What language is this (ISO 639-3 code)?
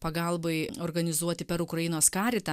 lit